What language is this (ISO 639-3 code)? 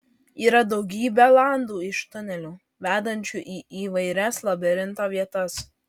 lit